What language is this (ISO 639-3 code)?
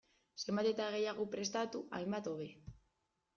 eus